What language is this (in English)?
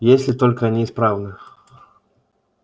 Russian